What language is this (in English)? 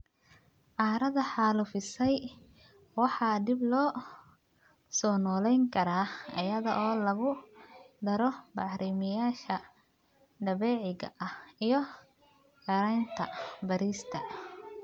Somali